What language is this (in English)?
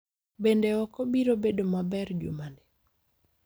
Luo (Kenya and Tanzania)